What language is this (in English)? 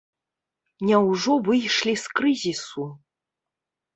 Belarusian